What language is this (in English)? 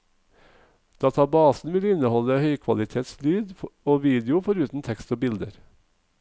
Norwegian